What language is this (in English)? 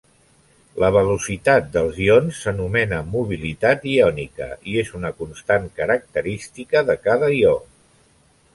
Catalan